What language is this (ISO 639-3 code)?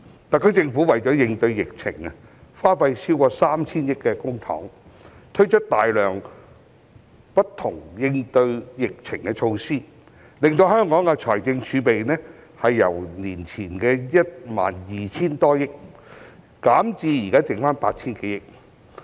yue